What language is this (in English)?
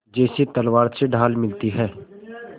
Hindi